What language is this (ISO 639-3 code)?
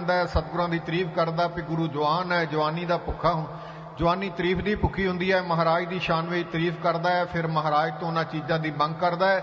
hin